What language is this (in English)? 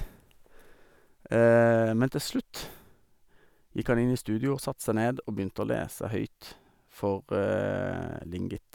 Norwegian